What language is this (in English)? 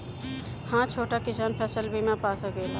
Bhojpuri